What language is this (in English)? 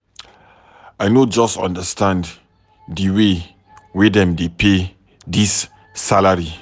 Nigerian Pidgin